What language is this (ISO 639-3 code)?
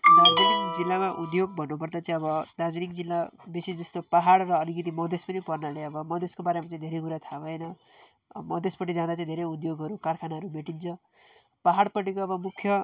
nep